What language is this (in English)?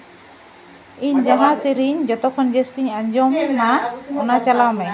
Santali